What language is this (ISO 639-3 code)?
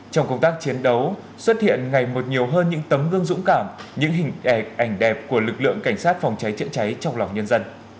vie